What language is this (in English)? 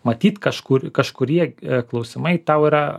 Lithuanian